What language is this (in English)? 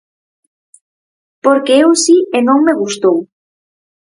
Galician